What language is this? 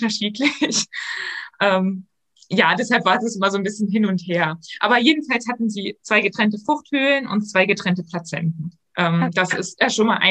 German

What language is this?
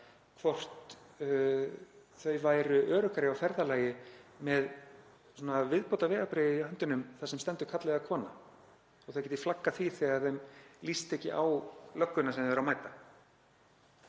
Icelandic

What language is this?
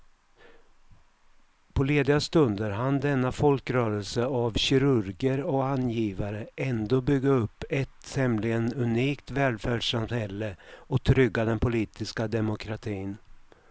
Swedish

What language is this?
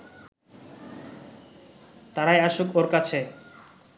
Bangla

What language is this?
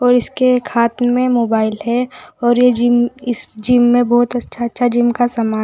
Hindi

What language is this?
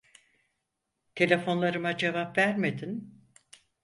Turkish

